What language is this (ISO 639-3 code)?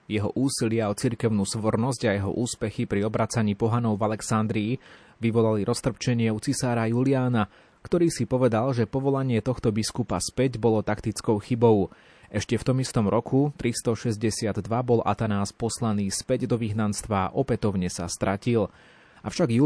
slk